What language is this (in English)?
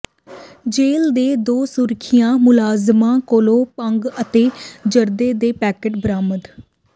Punjabi